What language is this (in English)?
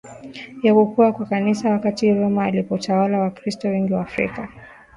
Swahili